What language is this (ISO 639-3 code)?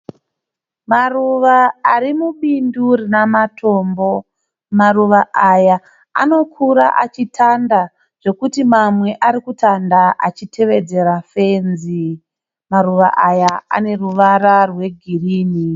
sna